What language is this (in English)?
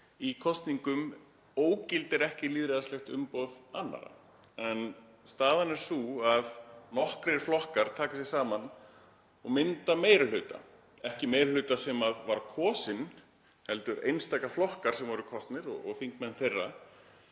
Icelandic